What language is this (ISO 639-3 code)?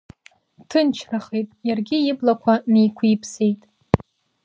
abk